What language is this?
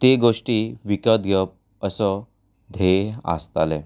Konkani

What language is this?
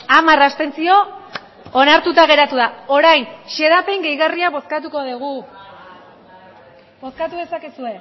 Basque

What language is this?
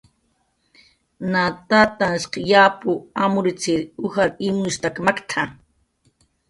Jaqaru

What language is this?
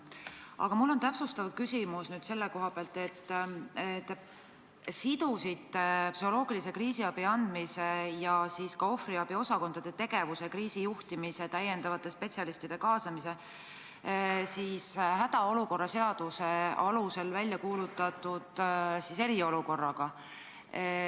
Estonian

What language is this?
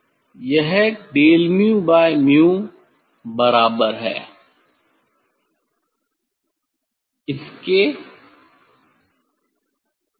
Hindi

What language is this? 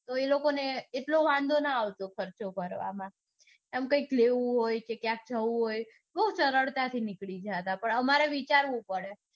Gujarati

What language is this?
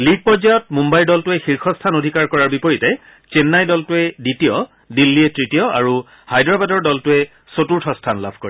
Assamese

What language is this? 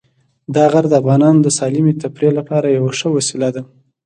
Pashto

